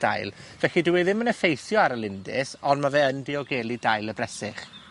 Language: Welsh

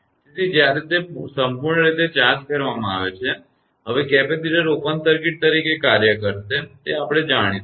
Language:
Gujarati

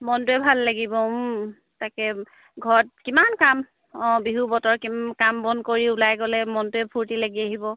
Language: Assamese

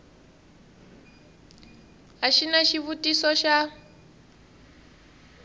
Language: Tsonga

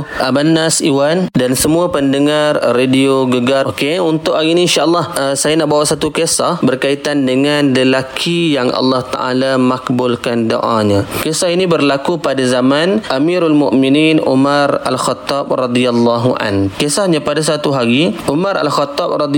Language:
Malay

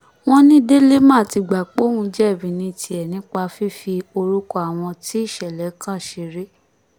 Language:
Yoruba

